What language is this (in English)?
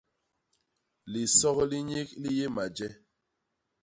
Basaa